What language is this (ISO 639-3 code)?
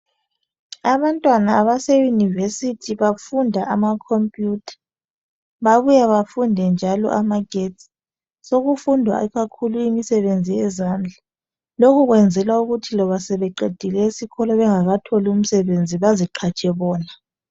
nde